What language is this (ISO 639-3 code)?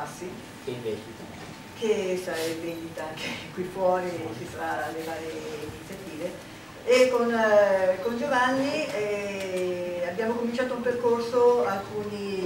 ita